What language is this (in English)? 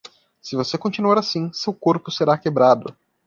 Portuguese